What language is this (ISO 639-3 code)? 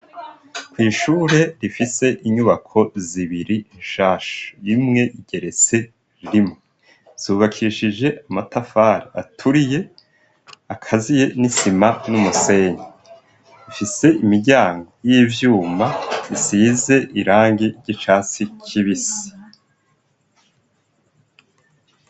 run